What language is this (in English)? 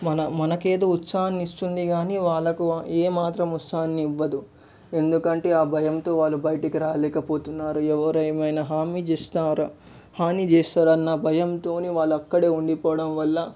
Telugu